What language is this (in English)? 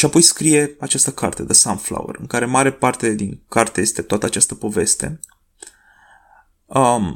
Romanian